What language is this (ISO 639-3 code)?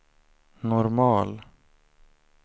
swe